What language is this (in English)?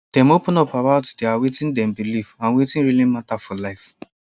Nigerian Pidgin